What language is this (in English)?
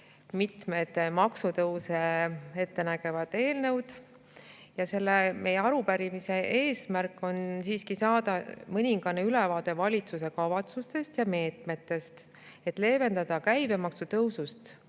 Estonian